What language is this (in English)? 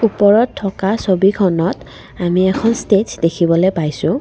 Assamese